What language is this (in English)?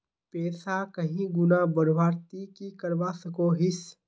Magahi